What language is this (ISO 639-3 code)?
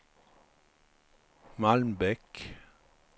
swe